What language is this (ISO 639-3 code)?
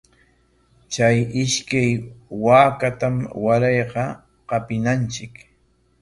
qwa